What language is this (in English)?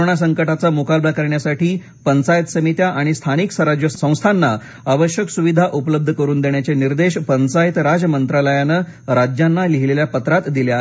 Marathi